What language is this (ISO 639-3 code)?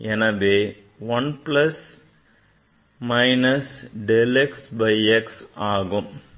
tam